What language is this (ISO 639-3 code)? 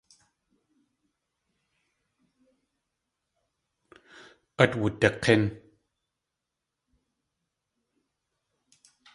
tli